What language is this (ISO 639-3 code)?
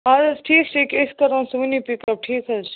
kas